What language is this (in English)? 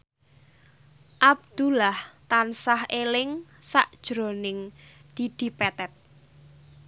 Javanese